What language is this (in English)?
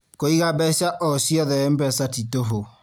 Kikuyu